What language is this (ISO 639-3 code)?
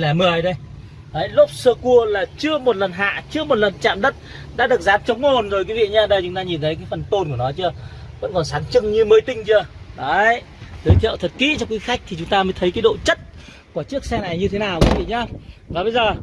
vie